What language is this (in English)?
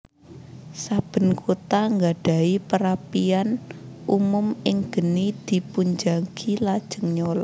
Javanese